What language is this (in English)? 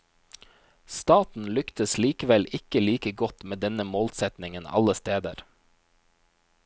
Norwegian